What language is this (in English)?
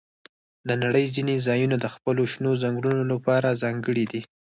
Pashto